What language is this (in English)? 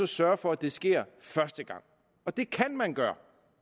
Danish